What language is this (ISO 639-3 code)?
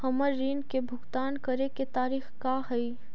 mag